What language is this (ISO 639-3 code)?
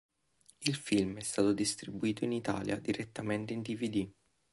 ita